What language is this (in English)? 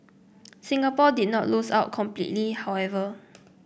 English